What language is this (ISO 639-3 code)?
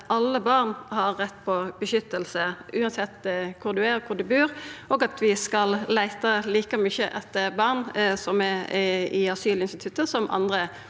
nor